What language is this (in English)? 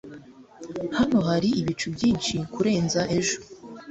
Kinyarwanda